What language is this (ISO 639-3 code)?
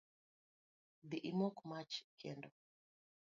luo